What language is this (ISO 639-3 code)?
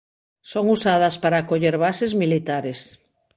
glg